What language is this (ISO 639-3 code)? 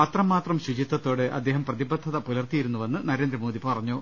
mal